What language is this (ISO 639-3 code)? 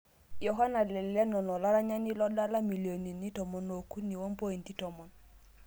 mas